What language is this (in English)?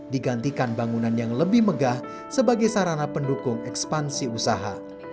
Indonesian